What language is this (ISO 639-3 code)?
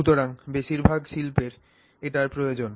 ben